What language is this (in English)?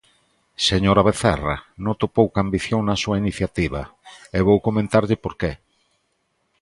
Galician